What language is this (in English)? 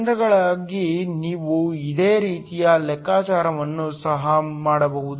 Kannada